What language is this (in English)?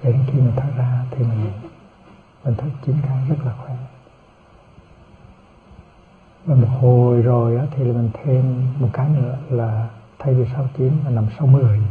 Vietnamese